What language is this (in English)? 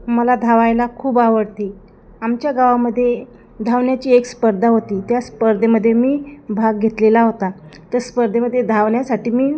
Marathi